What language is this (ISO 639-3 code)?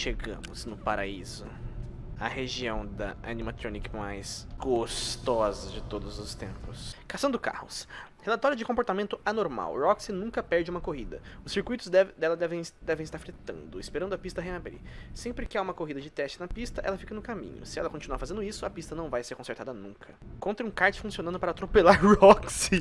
por